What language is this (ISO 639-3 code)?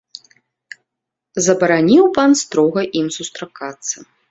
bel